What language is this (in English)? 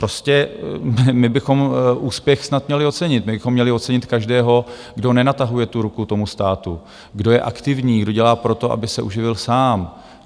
Czech